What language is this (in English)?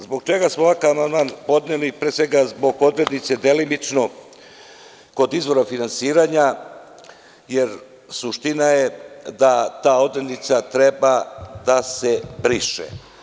Serbian